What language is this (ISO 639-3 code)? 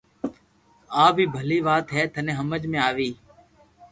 lrk